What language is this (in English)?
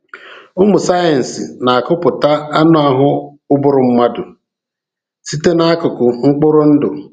Igbo